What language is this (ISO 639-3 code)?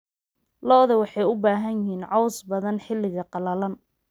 som